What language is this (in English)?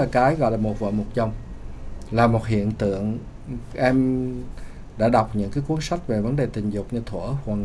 Vietnamese